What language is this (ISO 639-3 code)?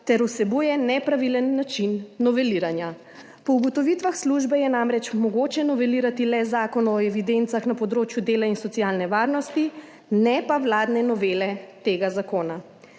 slv